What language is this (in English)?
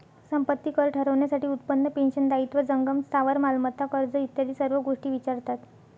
Marathi